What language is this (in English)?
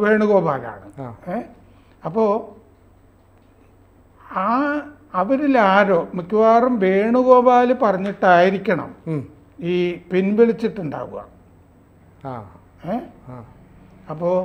Malayalam